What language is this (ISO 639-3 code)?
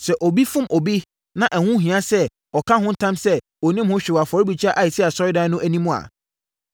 aka